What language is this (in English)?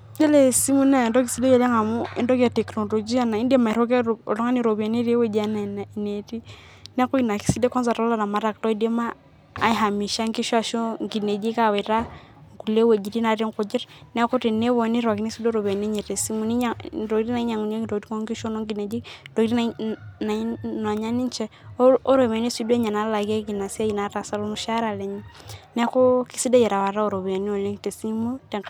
Masai